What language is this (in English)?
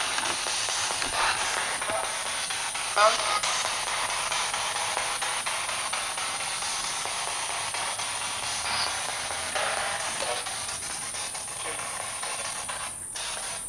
Italian